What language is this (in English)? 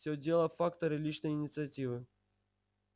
Russian